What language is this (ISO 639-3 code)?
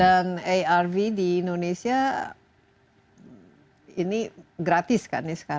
ind